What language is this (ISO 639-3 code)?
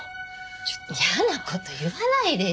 jpn